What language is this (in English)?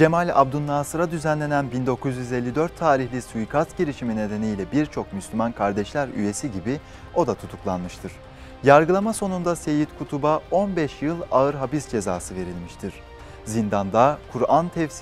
Turkish